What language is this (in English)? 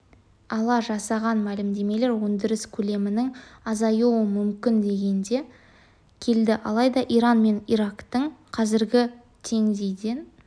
Kazakh